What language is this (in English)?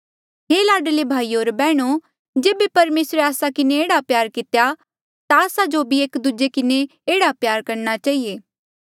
Mandeali